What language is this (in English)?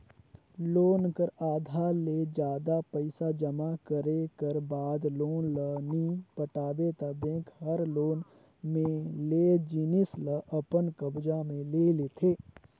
Chhattisgarhi